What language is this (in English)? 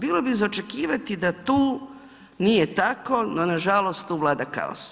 Croatian